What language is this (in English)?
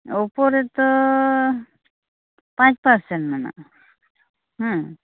Santali